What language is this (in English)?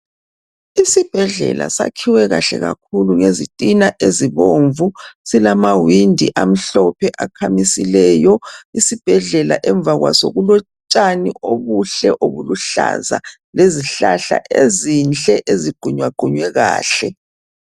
North Ndebele